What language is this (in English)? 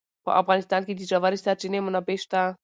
Pashto